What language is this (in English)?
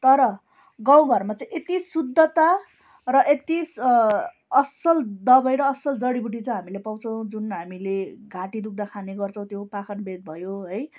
Nepali